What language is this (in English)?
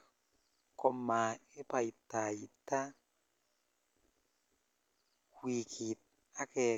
Kalenjin